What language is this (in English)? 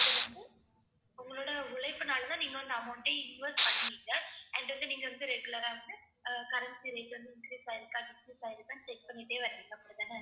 Tamil